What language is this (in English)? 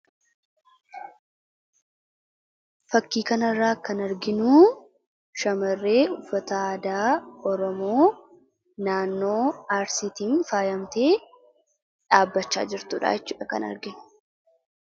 Oromo